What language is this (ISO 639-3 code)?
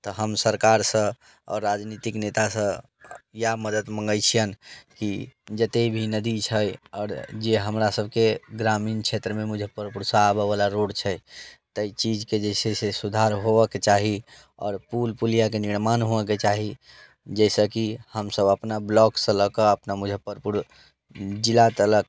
mai